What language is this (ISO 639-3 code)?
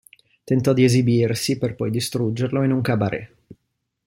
ita